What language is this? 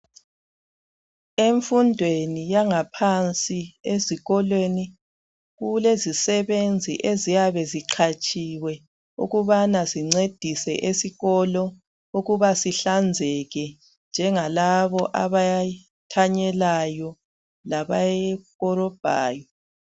North Ndebele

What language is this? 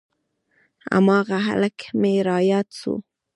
Pashto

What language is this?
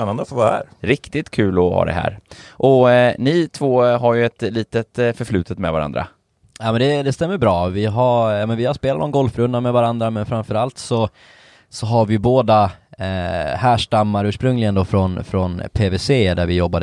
Swedish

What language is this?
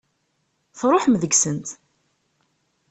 Kabyle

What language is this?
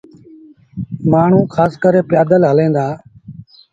Sindhi Bhil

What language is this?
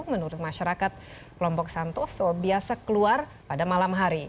Indonesian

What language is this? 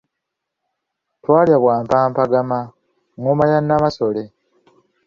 Ganda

